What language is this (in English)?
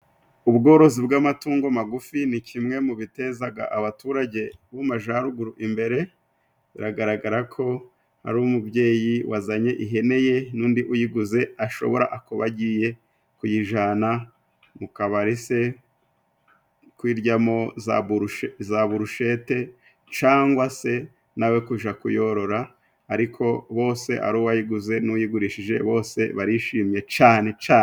Kinyarwanda